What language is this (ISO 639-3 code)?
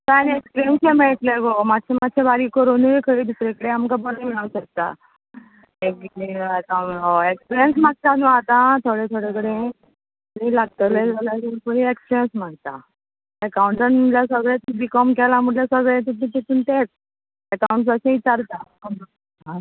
kok